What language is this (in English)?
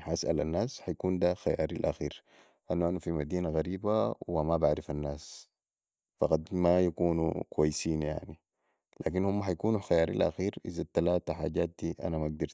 Sudanese Arabic